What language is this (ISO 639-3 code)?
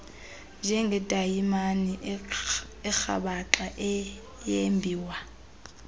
xho